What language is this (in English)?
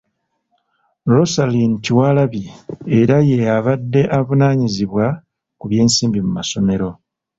Ganda